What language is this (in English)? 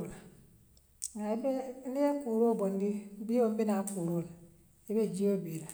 Western Maninkakan